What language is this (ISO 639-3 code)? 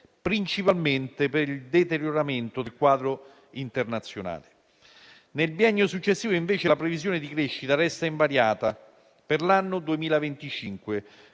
ita